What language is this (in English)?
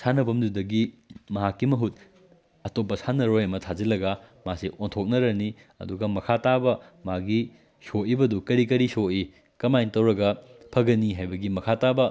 Manipuri